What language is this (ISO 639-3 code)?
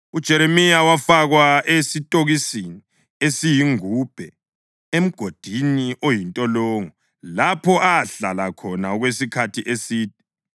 nde